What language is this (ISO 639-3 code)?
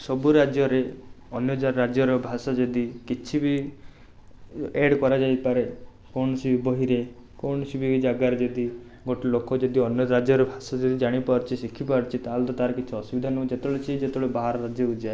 ori